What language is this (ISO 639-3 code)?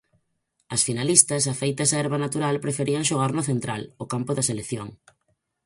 glg